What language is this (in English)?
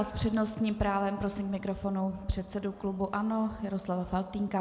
Czech